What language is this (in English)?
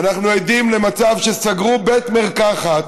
Hebrew